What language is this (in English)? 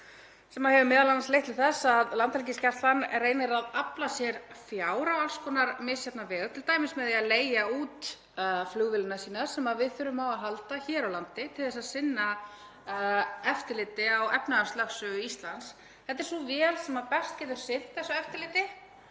Icelandic